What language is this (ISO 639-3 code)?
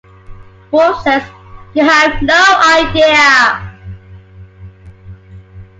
eng